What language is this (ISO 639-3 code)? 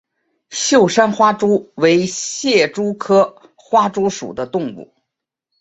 zho